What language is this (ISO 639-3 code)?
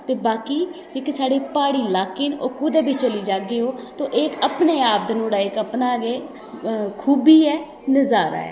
doi